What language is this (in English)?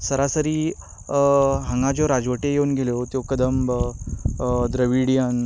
Konkani